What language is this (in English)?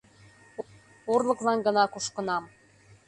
Mari